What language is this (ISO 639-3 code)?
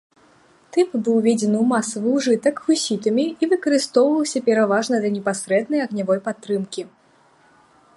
bel